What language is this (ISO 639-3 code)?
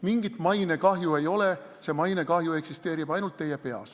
est